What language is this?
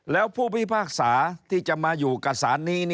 Thai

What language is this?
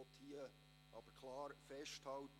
Swiss German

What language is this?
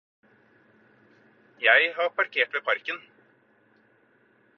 Norwegian Bokmål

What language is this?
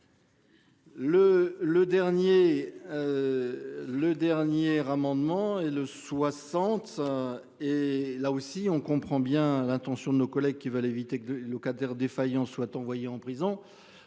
French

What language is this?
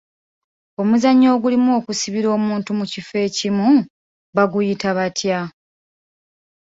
Ganda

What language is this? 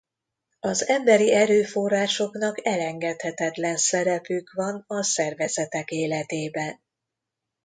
Hungarian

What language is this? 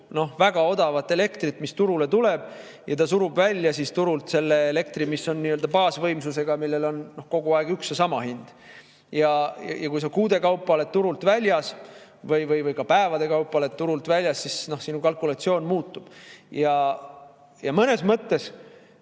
Estonian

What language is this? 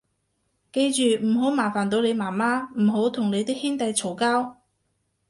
Cantonese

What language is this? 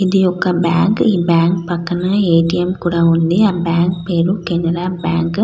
Telugu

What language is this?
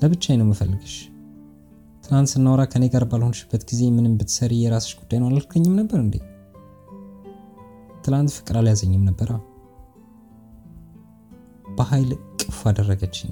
Amharic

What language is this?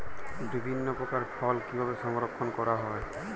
Bangla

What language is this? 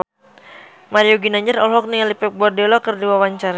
Sundanese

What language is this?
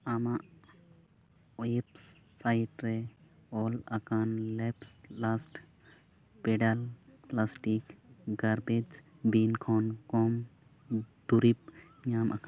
Santali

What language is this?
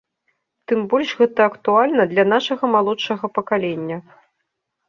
Belarusian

